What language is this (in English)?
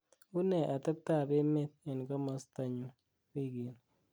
Kalenjin